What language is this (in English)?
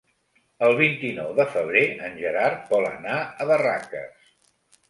Catalan